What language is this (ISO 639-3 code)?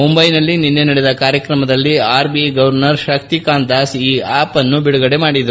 kan